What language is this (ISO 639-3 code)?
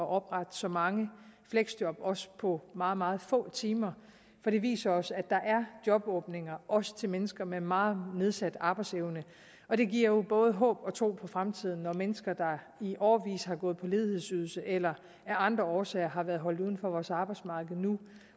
dan